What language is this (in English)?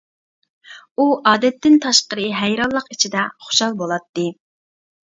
Uyghur